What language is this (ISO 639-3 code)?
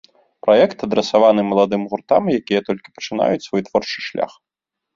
bel